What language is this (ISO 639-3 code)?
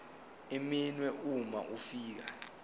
zul